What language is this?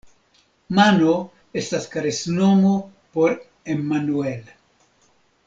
Esperanto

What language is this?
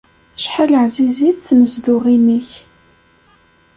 Kabyle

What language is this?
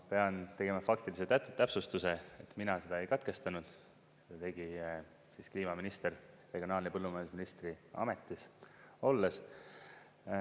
Estonian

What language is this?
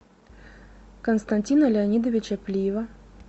Russian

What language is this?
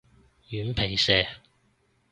Cantonese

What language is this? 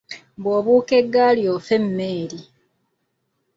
Ganda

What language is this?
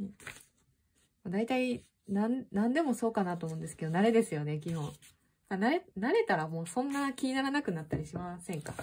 Japanese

